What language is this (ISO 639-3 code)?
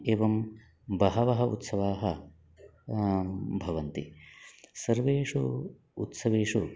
san